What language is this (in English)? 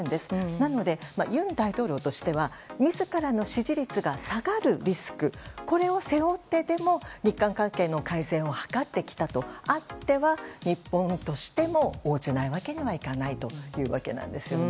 Japanese